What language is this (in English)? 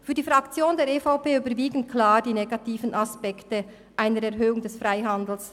Swiss German